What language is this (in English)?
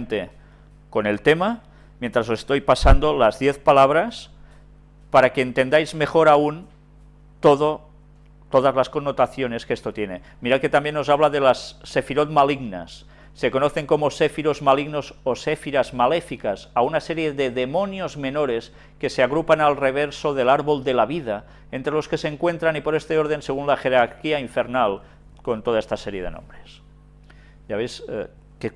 Spanish